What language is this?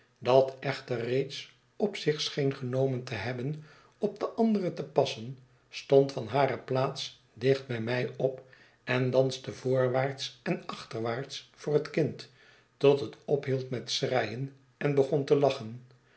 Dutch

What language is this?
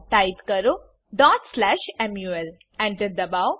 Gujarati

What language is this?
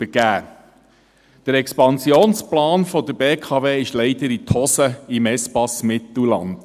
Swiss German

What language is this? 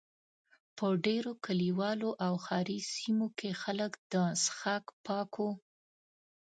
Pashto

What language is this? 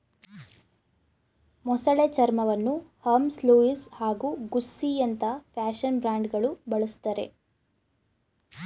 Kannada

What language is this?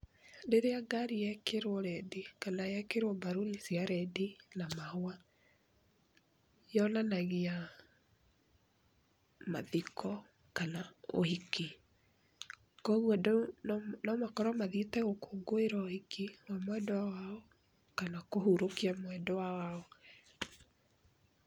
Kikuyu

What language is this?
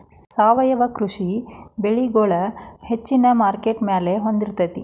Kannada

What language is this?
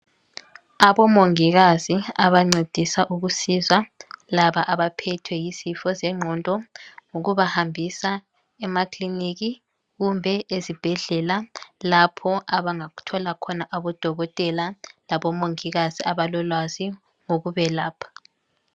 North Ndebele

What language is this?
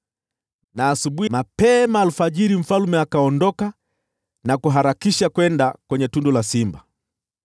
Swahili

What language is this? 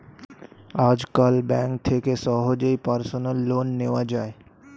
Bangla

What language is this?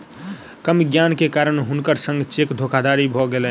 Maithili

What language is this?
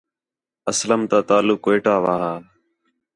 Khetrani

